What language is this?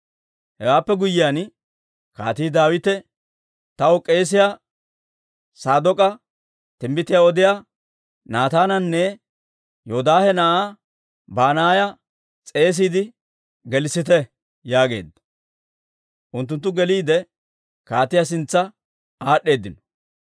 Dawro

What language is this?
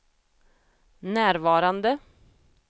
Swedish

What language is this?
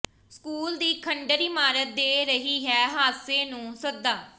Punjabi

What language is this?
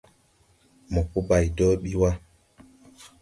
Tupuri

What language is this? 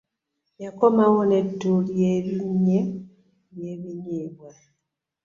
Ganda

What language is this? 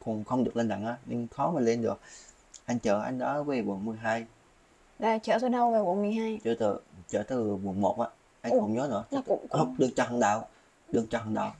Vietnamese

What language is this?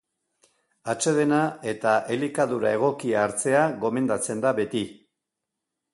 Basque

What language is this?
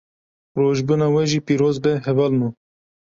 Kurdish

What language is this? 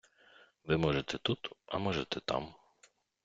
Ukrainian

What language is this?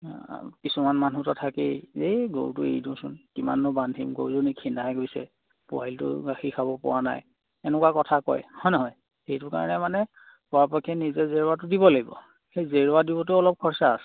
Assamese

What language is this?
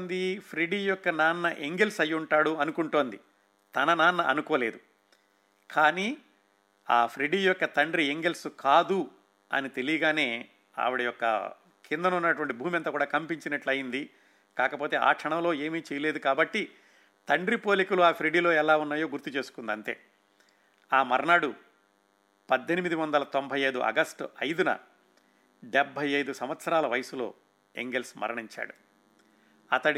Telugu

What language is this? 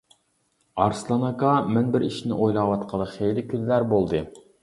Uyghur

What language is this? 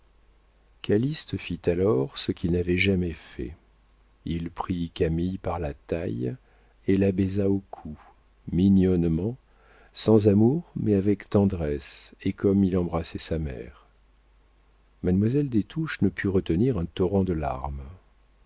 French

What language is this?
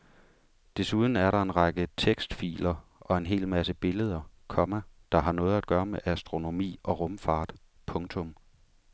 Danish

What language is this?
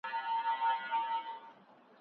Pashto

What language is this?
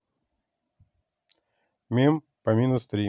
Russian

